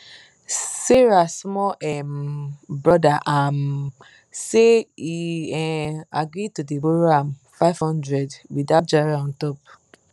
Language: Nigerian Pidgin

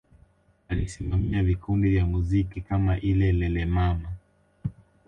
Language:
Swahili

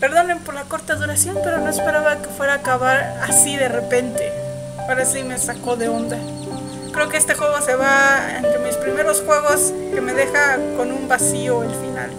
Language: Spanish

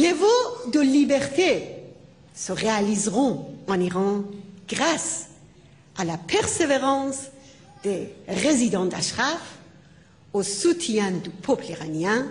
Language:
French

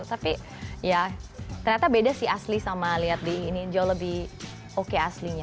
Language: Indonesian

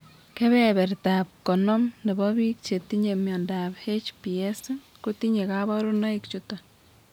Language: Kalenjin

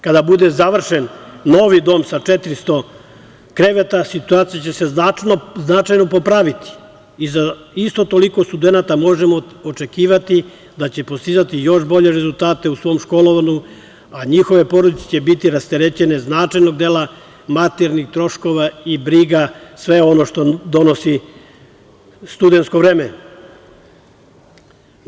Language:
Serbian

